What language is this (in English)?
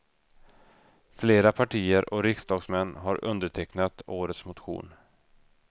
Swedish